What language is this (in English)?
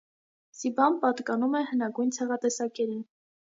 Armenian